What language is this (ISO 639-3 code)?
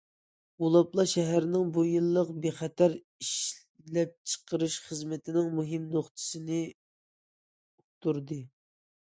uig